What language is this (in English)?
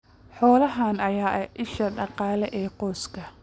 Somali